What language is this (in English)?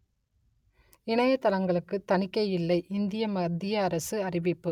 Tamil